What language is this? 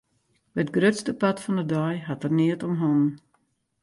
Western Frisian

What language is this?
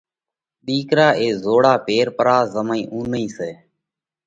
Parkari Koli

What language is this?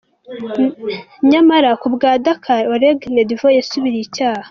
Kinyarwanda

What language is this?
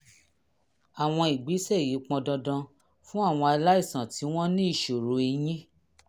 Yoruba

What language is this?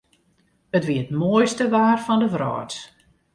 Western Frisian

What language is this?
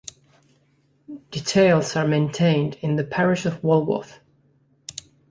English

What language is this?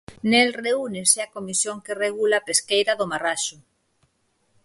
Galician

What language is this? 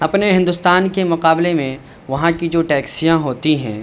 Urdu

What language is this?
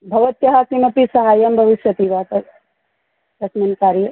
Sanskrit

